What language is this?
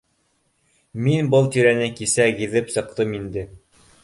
Bashkir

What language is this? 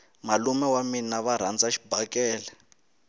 Tsonga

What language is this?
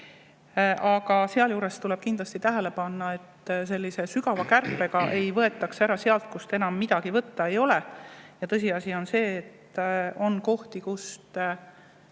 Estonian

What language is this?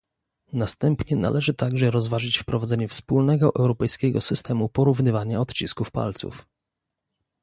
Polish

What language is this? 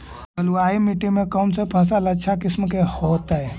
Magahi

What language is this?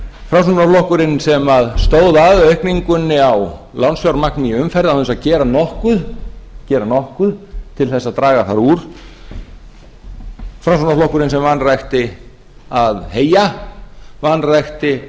Icelandic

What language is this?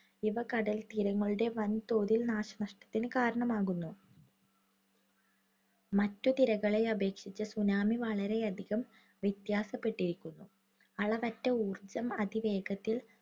Malayalam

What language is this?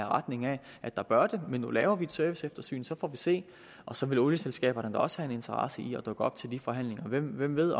Danish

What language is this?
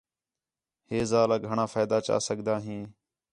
Khetrani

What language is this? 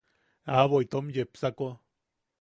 Yaqui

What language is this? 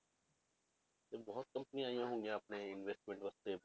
Punjabi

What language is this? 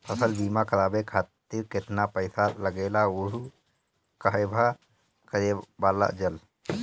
Bhojpuri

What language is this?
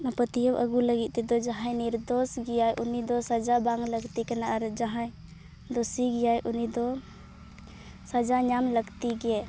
Santali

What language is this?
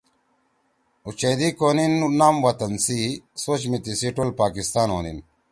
Torwali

